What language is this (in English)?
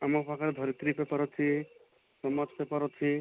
Odia